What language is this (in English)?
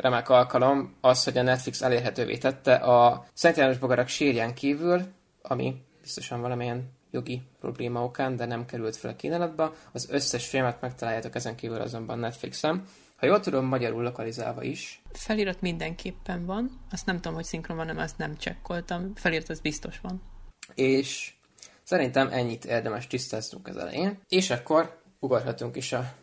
Hungarian